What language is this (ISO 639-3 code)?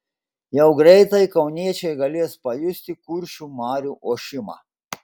lit